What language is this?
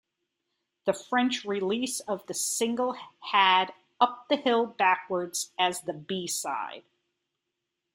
English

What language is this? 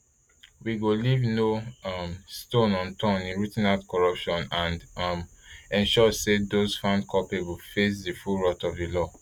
Nigerian Pidgin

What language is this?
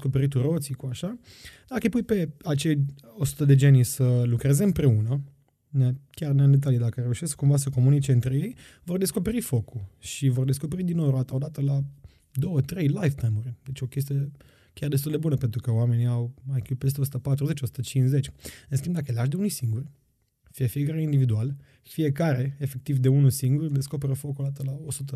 Romanian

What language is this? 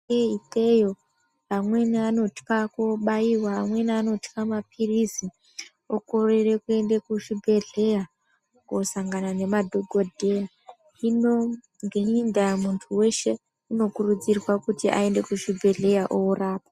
Ndau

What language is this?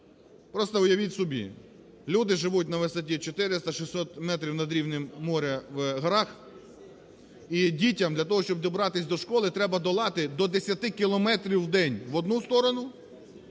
Ukrainian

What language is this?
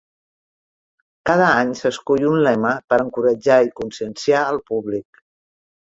Catalan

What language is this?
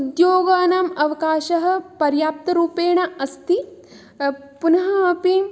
Sanskrit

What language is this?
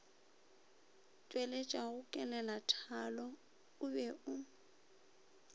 Northern Sotho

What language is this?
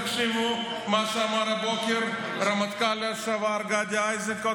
Hebrew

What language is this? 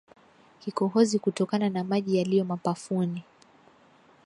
Swahili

